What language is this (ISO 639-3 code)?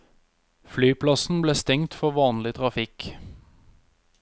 nor